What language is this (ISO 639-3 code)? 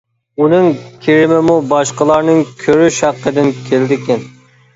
uig